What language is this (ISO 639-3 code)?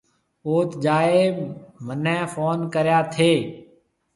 mve